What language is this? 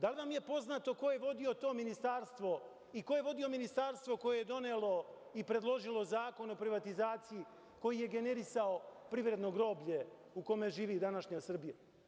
Serbian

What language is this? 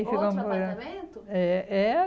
Portuguese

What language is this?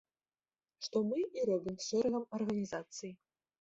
Belarusian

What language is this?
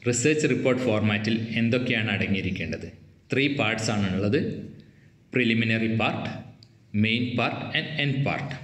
Malayalam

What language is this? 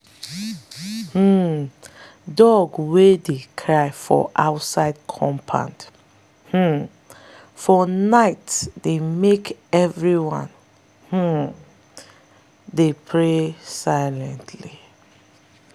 Nigerian Pidgin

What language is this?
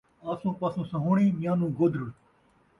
Saraiki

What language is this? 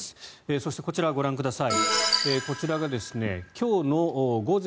Japanese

